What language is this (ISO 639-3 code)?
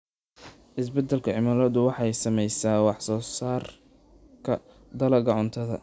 som